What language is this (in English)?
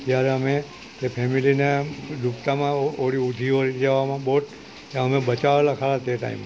Gujarati